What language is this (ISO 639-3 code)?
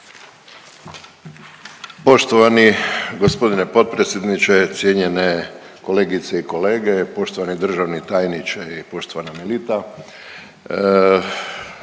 hrv